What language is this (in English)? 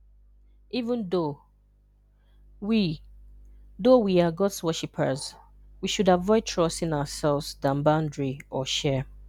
Igbo